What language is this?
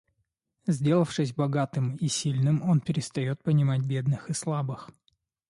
Russian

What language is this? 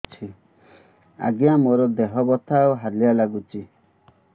Odia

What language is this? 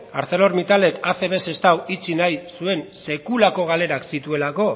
Basque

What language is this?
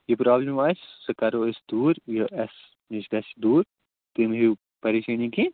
Kashmiri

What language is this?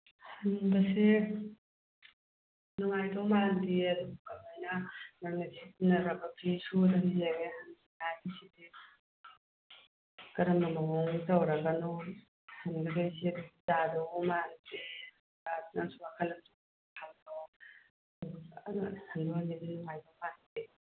Manipuri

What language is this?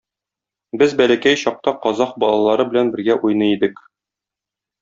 Tatar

